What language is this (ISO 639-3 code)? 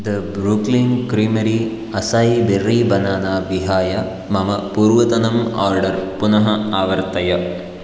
san